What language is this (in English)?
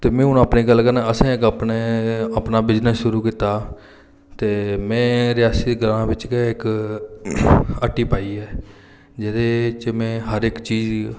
Dogri